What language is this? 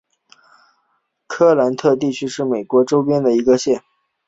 Chinese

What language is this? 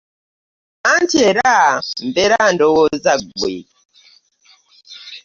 Ganda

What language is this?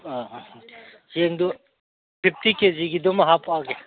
Manipuri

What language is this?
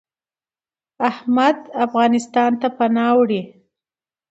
Pashto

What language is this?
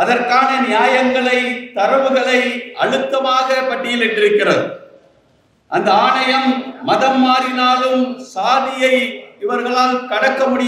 Tamil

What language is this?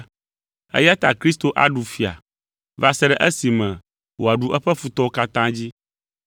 Ewe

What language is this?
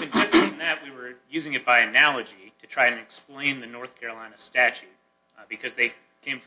English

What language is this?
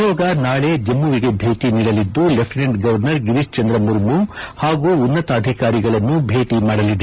Kannada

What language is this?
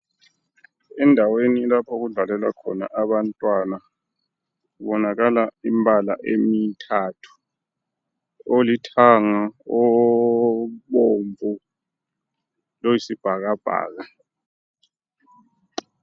North Ndebele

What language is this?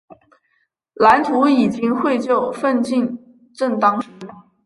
Chinese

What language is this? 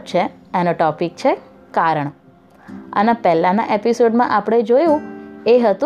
Gujarati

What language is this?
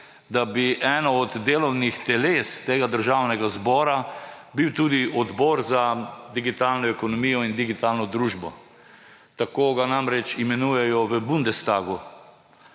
Slovenian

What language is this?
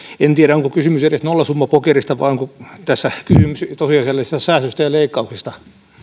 Finnish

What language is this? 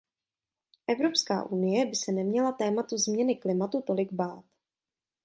Czech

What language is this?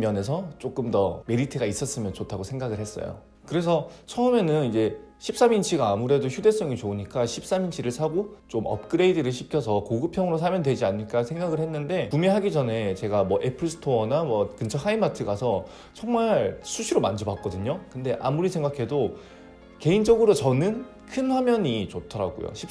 Korean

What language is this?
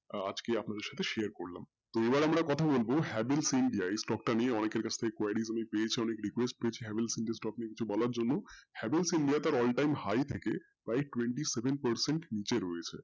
Bangla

